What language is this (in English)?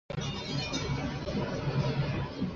Chinese